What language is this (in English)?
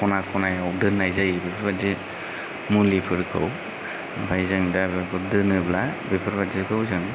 Bodo